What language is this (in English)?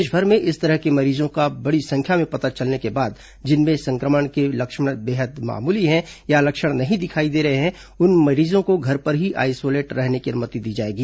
Hindi